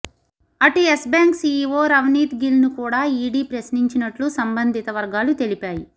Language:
Telugu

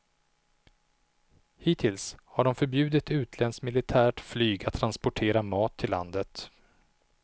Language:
Swedish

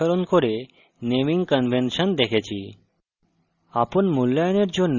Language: Bangla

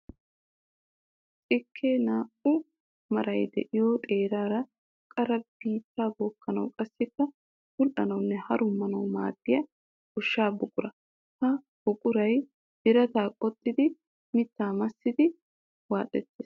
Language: Wolaytta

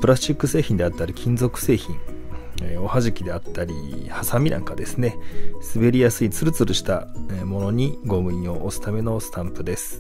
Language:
Japanese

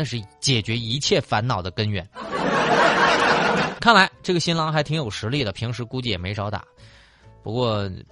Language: Chinese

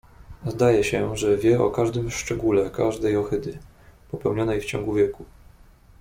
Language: Polish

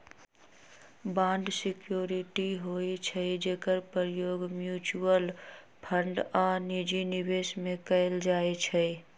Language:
Magahi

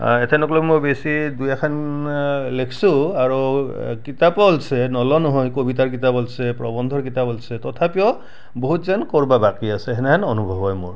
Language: Assamese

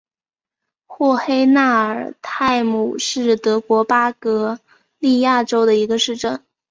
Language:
Chinese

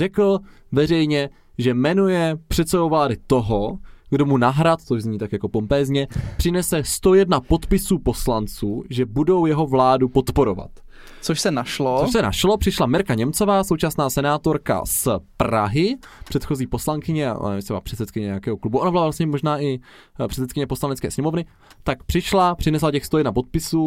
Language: Czech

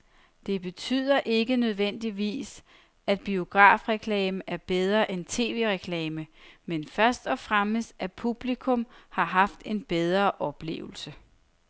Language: Danish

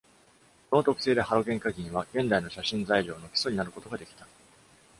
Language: Japanese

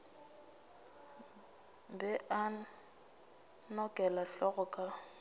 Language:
Northern Sotho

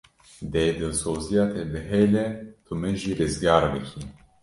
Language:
Kurdish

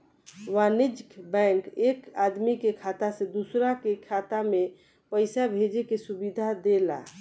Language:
Bhojpuri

